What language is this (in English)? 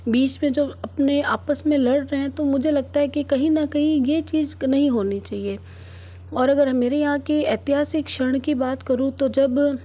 Hindi